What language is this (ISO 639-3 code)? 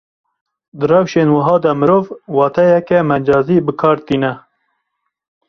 kur